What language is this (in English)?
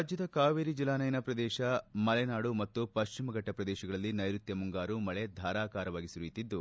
Kannada